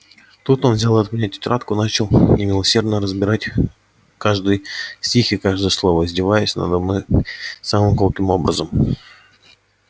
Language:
Russian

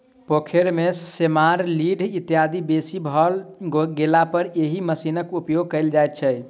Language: Maithili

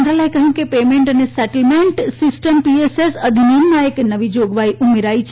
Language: Gujarati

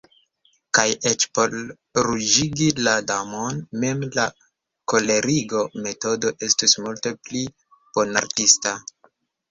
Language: Esperanto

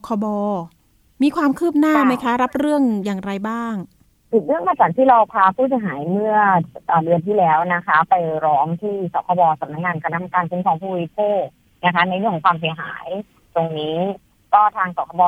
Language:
Thai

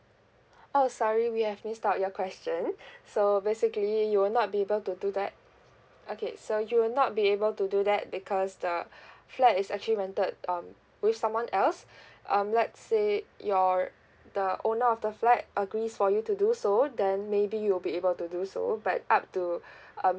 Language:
English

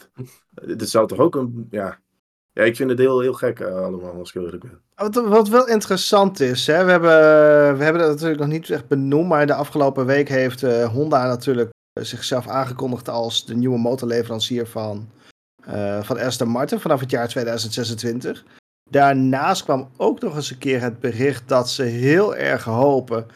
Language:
Dutch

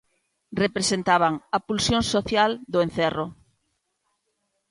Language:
Galician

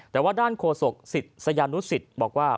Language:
Thai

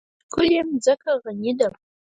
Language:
Pashto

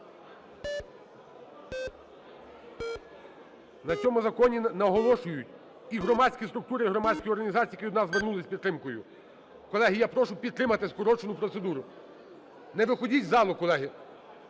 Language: Ukrainian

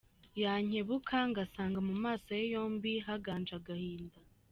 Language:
Kinyarwanda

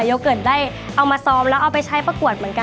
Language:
Thai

